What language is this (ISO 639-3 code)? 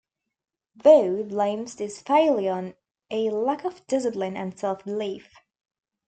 eng